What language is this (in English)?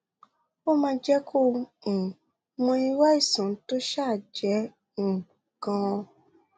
Yoruba